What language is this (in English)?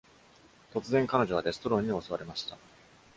Japanese